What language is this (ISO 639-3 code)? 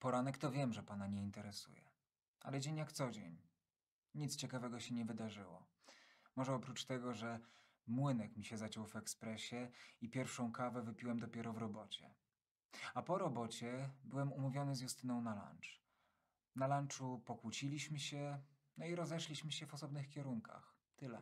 pol